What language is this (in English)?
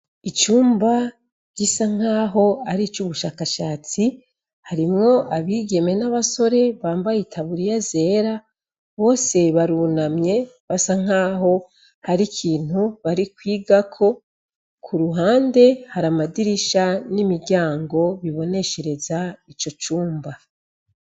Rundi